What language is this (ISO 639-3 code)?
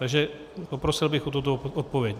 ces